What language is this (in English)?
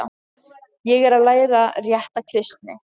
Icelandic